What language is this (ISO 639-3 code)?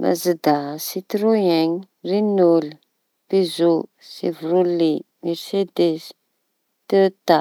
txy